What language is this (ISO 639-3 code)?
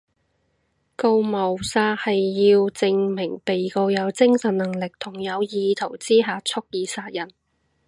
yue